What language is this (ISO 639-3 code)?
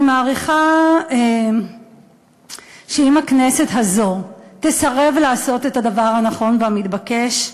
heb